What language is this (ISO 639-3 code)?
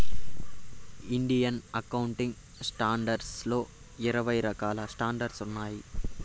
tel